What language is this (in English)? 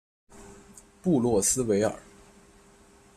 Chinese